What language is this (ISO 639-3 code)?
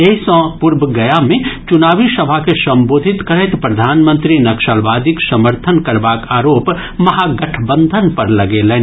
mai